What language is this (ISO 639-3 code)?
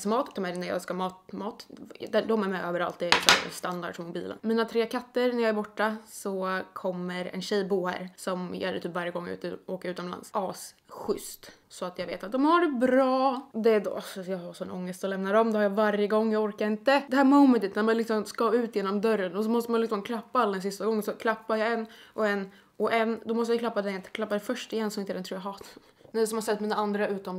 swe